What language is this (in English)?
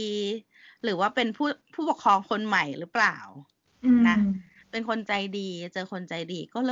Thai